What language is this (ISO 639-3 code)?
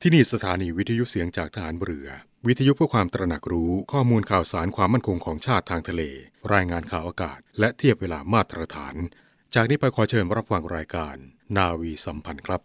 tha